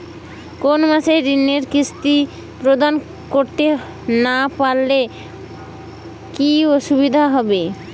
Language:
Bangla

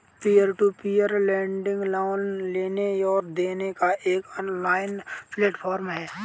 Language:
Hindi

